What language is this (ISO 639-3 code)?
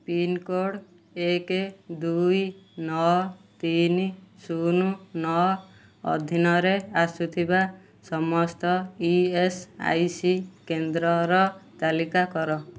ori